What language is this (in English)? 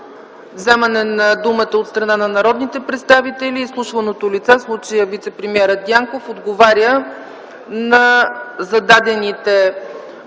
Bulgarian